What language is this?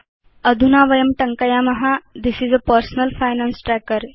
Sanskrit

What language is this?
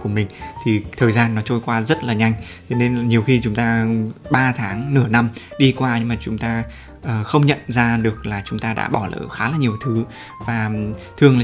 Vietnamese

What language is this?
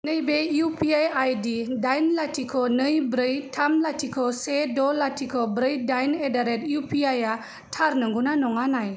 Bodo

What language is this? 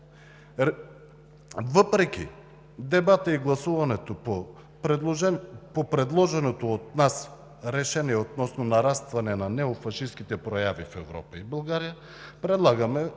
Bulgarian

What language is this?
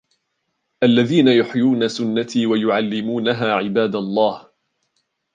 Arabic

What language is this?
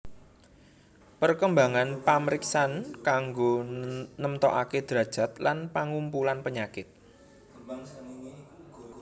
Javanese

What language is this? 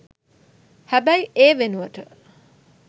Sinhala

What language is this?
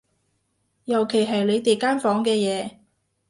Cantonese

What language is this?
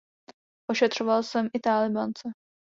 Czech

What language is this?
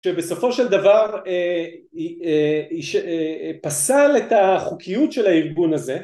Hebrew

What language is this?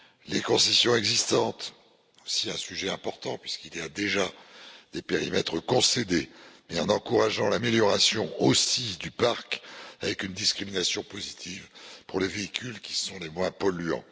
French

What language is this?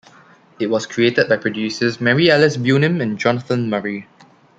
English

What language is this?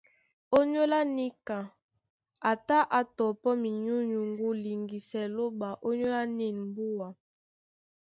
Duala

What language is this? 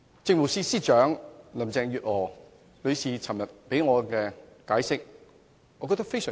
Cantonese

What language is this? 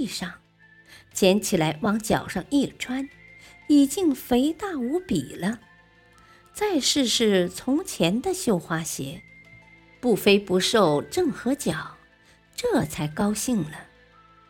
Chinese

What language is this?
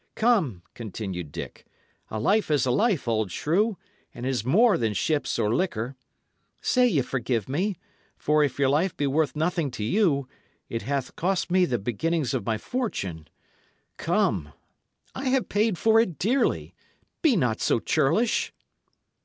English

